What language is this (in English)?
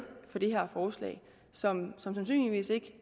Danish